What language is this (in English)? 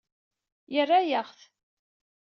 Kabyle